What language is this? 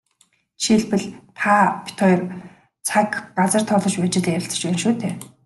Mongolian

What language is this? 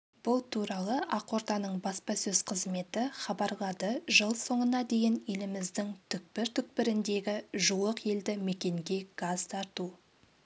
Kazakh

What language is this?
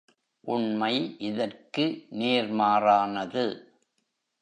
Tamil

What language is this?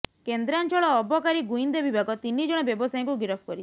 Odia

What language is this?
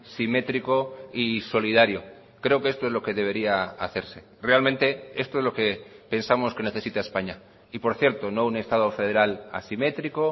Spanish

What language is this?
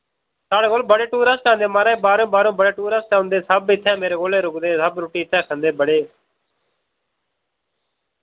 Dogri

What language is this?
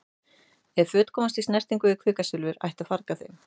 Icelandic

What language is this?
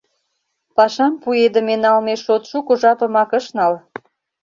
Mari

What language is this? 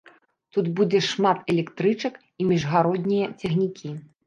Belarusian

